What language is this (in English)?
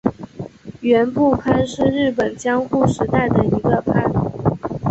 Chinese